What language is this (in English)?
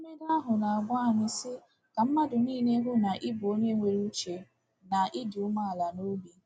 Igbo